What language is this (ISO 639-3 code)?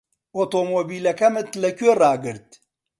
ckb